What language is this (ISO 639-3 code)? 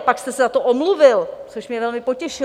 ces